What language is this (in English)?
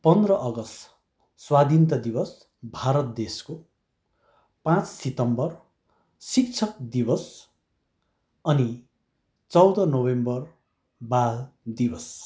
Nepali